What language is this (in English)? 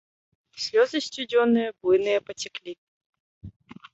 Belarusian